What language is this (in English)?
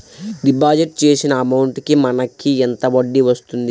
Telugu